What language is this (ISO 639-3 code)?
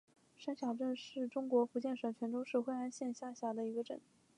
zho